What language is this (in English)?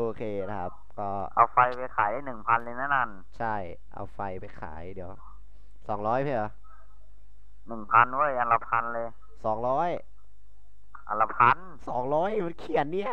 Thai